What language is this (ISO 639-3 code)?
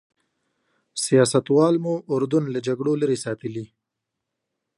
pus